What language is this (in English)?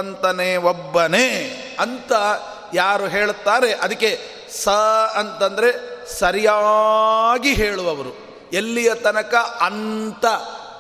Kannada